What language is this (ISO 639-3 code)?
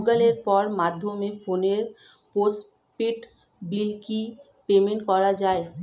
ben